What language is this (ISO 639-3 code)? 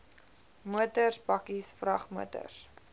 afr